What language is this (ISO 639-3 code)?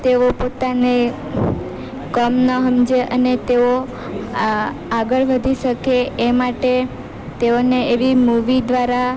guj